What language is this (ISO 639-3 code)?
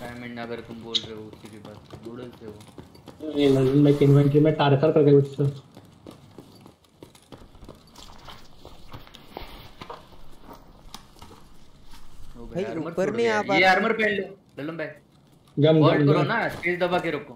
hin